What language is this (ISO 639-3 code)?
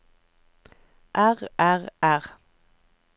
nor